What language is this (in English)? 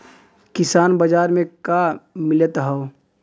Bhojpuri